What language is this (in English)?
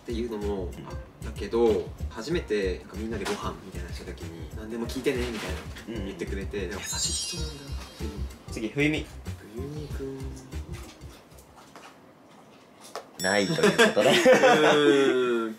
Japanese